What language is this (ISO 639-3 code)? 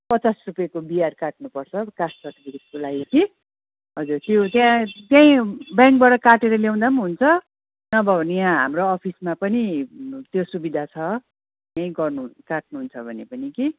nep